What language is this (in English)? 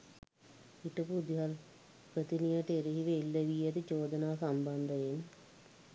Sinhala